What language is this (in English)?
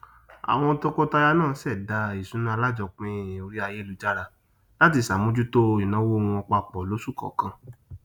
Yoruba